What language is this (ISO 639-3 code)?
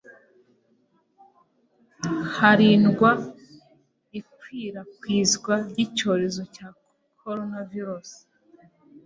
kin